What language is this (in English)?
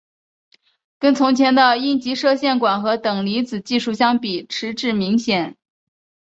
Chinese